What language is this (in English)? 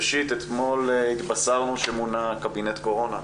Hebrew